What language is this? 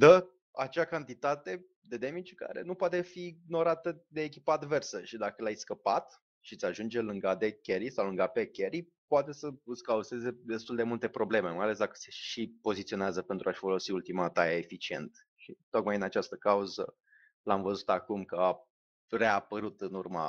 Romanian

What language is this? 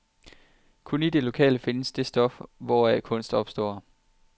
Danish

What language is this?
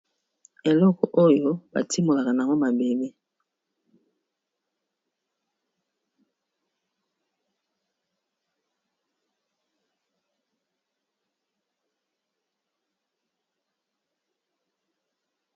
Lingala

